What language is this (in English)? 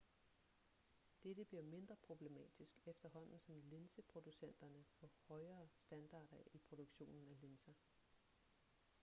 Danish